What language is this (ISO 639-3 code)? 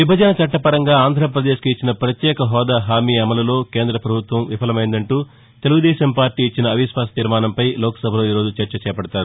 tel